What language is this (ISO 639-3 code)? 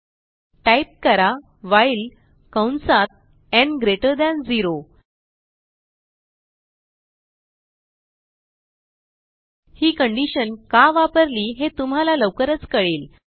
mar